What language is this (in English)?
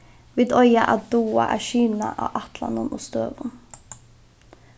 Faroese